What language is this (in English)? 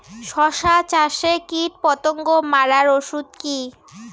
Bangla